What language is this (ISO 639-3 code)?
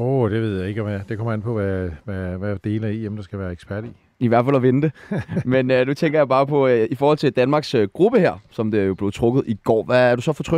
dan